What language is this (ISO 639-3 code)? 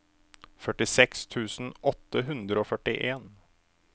nor